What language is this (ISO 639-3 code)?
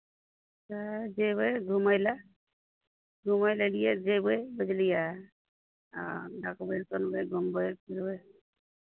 mai